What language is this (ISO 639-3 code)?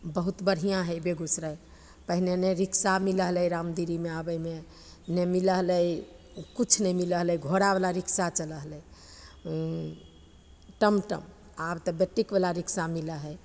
mai